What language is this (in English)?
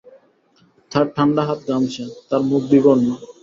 Bangla